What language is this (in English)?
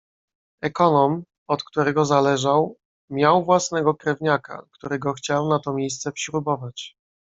Polish